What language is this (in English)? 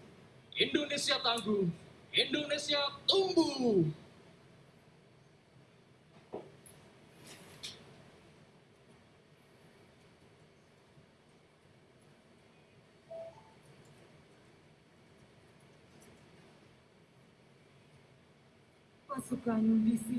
Indonesian